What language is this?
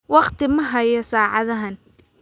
Somali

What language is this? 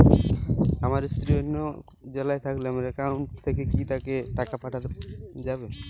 Bangla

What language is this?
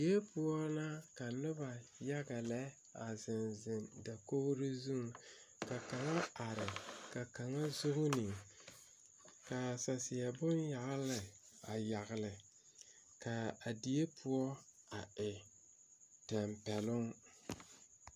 Southern Dagaare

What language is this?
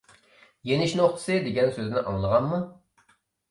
Uyghur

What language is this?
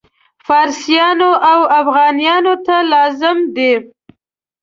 Pashto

